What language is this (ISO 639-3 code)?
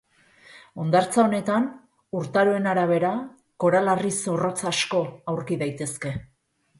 eus